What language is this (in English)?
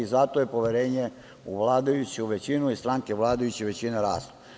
Serbian